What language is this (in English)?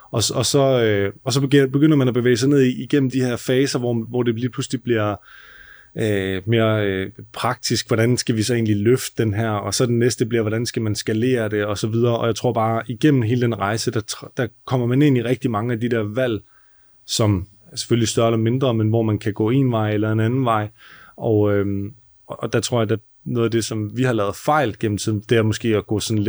Danish